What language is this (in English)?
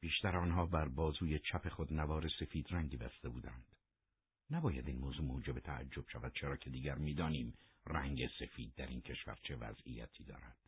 Persian